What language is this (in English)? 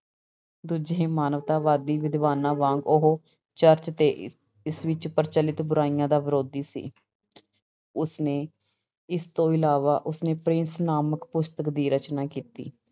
Punjabi